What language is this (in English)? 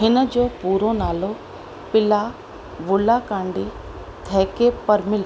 Sindhi